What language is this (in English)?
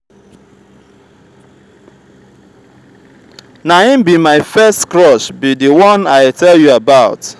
Nigerian Pidgin